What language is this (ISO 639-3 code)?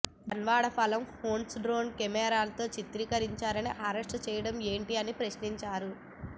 tel